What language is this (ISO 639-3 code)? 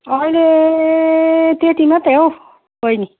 nep